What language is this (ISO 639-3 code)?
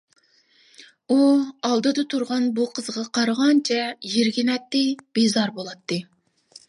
uig